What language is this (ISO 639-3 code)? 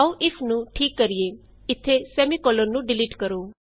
pan